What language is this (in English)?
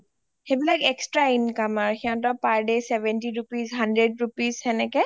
Assamese